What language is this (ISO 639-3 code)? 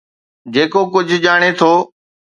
snd